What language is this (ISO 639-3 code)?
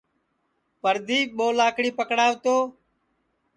ssi